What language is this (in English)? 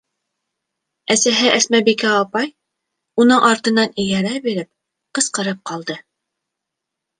Bashkir